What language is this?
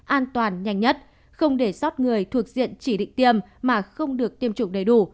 Vietnamese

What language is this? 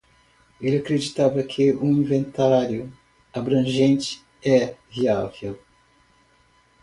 Portuguese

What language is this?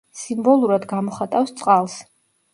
Georgian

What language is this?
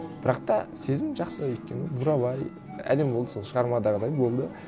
Kazakh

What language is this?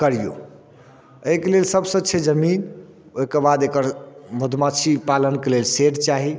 Maithili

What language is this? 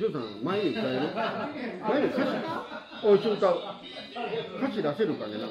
Japanese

